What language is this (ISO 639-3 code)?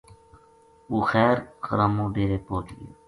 gju